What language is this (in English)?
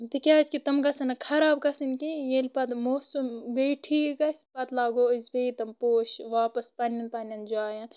Kashmiri